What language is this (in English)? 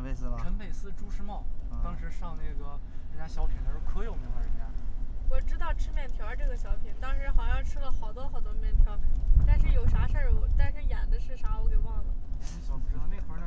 Chinese